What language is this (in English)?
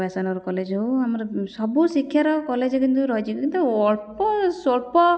Odia